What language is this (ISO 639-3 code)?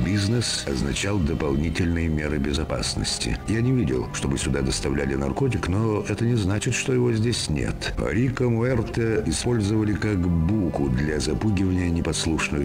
rus